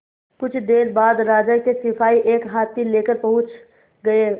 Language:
Hindi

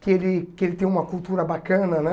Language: Portuguese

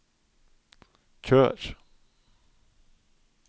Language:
Norwegian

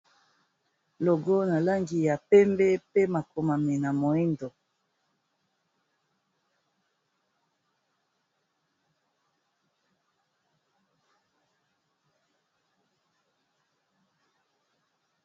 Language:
Lingala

